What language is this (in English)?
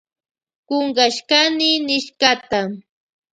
Loja Highland Quichua